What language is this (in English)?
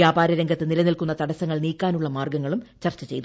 Malayalam